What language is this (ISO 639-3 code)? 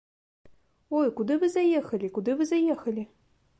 bel